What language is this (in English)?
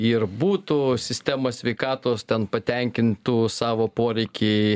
Lithuanian